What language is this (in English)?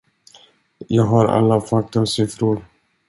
Swedish